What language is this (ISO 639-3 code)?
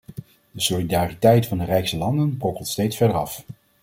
nld